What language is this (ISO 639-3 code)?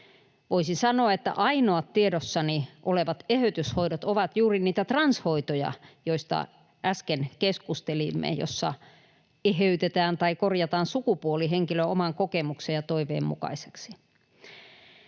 fin